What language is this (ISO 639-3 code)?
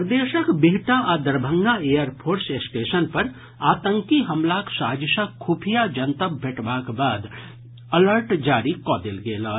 mai